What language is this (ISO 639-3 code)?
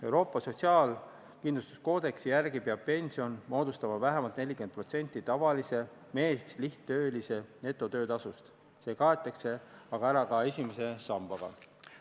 est